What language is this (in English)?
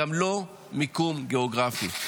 Hebrew